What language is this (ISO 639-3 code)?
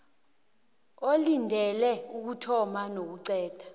nbl